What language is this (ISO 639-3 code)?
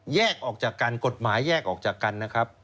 tha